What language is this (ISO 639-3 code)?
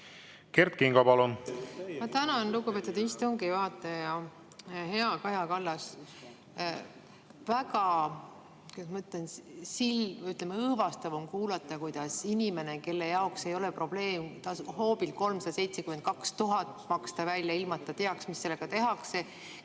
est